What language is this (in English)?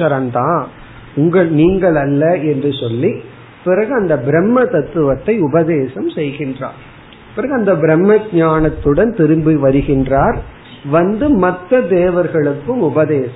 Tamil